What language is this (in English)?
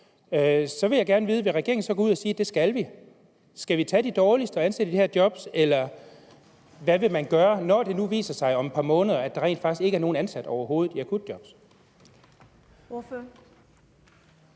Danish